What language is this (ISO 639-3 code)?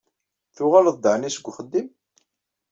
kab